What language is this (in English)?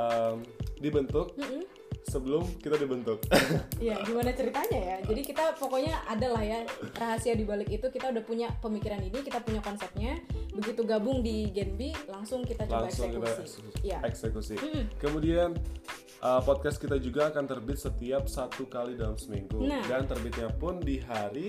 Indonesian